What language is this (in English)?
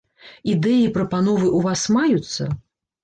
Belarusian